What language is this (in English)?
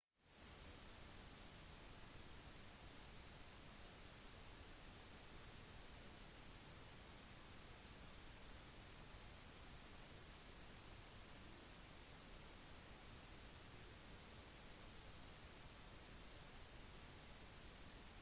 Norwegian Bokmål